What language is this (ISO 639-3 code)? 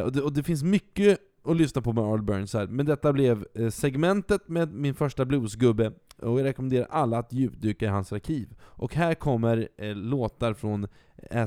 swe